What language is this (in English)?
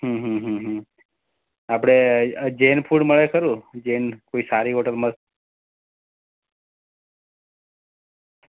Gujarati